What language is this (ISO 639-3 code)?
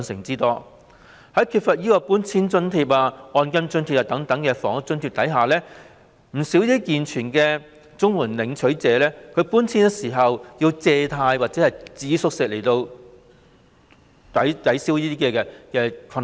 yue